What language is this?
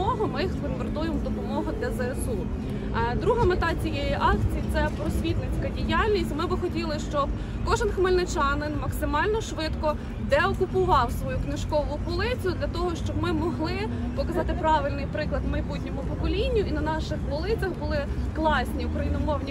Ukrainian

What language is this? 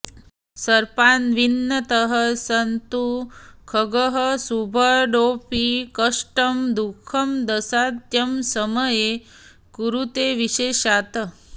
Sanskrit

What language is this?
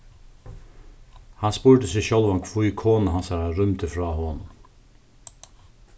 Faroese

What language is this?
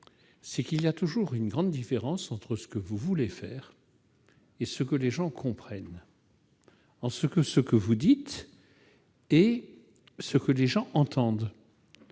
French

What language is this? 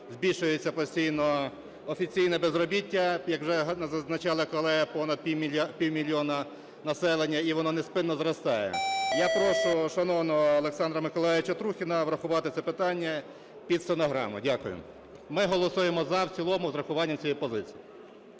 Ukrainian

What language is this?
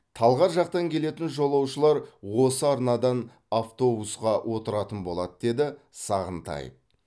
Kazakh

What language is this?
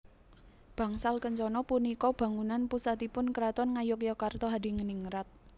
Javanese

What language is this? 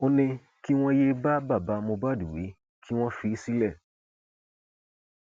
Yoruba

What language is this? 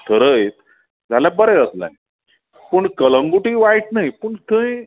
Konkani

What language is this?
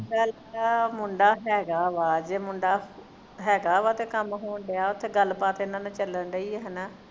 Punjabi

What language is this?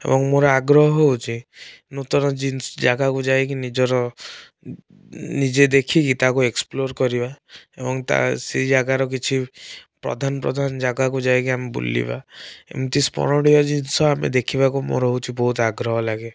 Odia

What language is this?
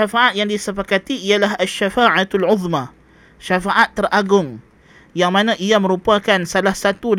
Malay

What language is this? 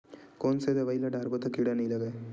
Chhattisgarhi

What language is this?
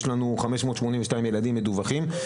Hebrew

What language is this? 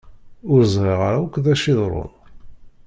Kabyle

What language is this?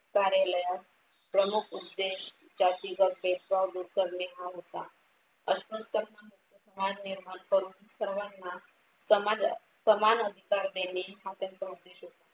Marathi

